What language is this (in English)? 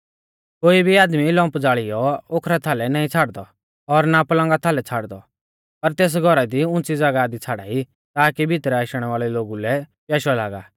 Mahasu Pahari